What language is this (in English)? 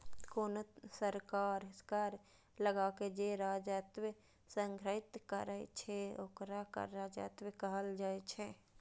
Maithili